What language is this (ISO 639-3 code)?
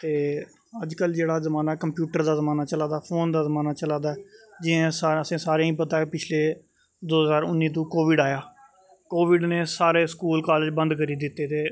doi